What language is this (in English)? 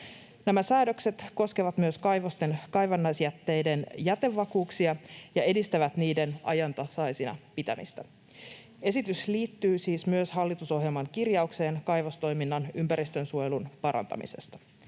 Finnish